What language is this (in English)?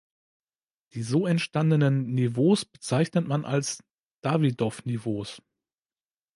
German